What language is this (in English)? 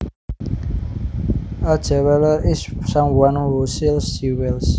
Javanese